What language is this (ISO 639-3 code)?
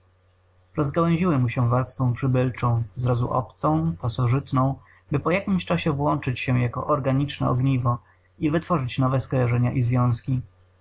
pol